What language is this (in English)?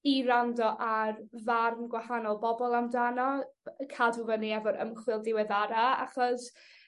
Welsh